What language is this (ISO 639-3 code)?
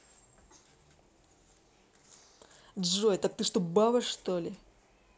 rus